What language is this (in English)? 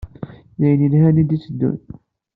Kabyle